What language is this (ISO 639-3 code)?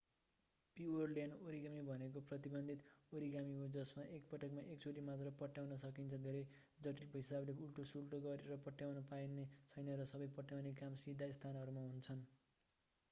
nep